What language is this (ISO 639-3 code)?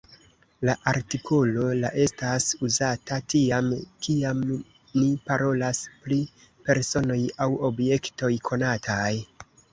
epo